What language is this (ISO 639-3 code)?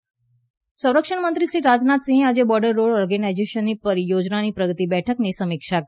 guj